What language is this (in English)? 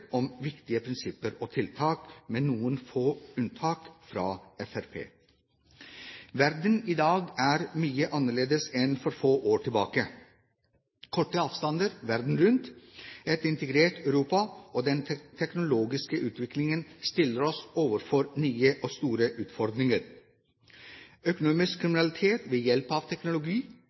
Norwegian Bokmål